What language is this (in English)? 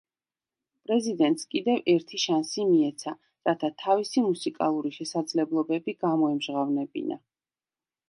Georgian